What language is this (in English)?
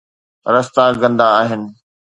Sindhi